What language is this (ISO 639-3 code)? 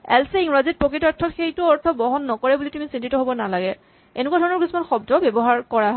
asm